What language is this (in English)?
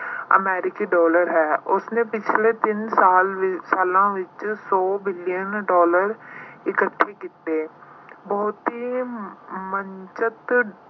Punjabi